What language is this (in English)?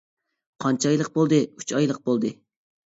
Uyghur